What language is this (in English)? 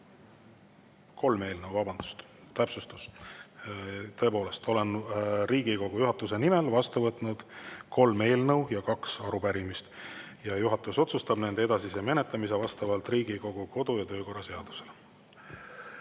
Estonian